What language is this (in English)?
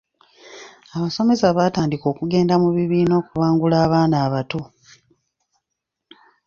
Ganda